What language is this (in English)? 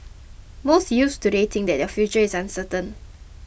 English